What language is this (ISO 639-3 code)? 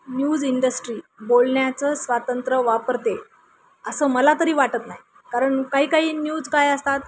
mar